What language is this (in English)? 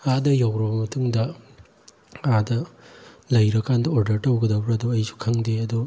Manipuri